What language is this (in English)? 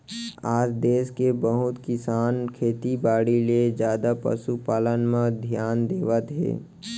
Chhattisgarhi